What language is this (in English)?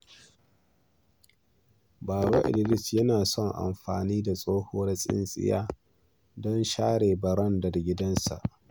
Hausa